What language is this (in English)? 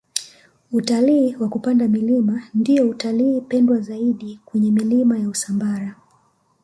Swahili